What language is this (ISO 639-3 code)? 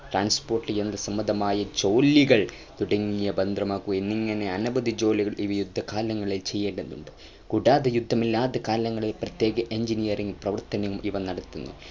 mal